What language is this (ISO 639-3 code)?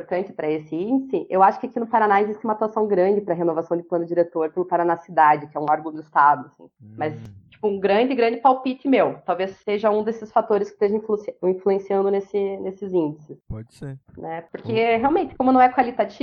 por